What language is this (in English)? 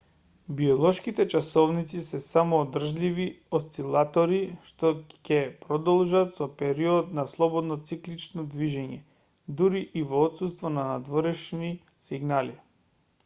Macedonian